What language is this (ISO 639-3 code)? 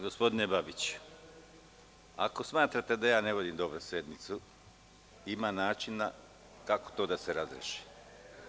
srp